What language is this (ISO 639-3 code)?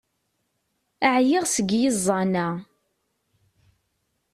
kab